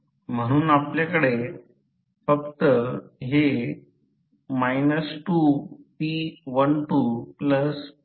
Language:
Marathi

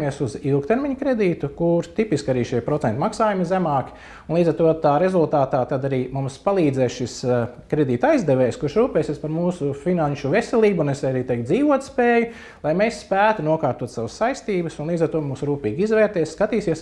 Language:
Latvian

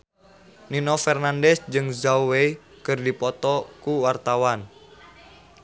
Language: Sundanese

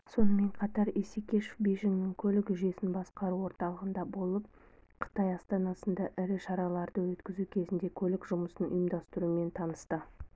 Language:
Kazakh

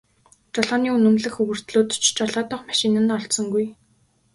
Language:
Mongolian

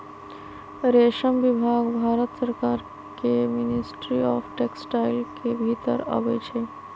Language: Magahi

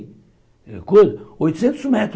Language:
Portuguese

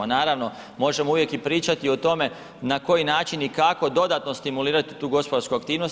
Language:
Croatian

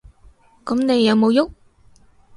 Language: Cantonese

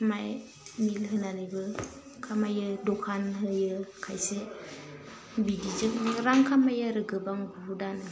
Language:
Bodo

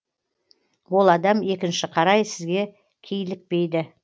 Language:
Kazakh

